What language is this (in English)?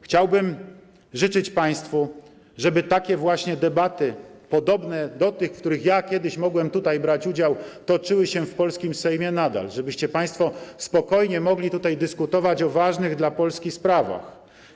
Polish